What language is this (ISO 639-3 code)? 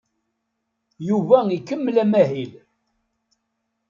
kab